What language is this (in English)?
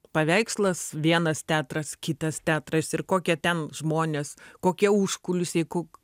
Lithuanian